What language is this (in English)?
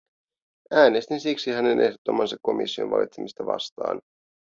Finnish